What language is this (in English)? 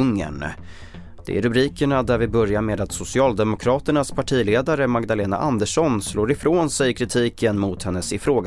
Swedish